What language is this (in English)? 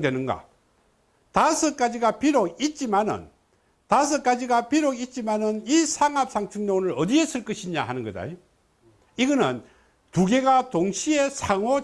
Korean